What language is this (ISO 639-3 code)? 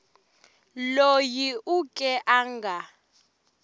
tso